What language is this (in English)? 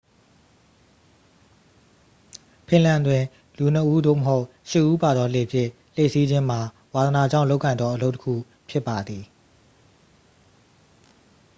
Burmese